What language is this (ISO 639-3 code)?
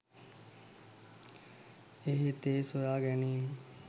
sin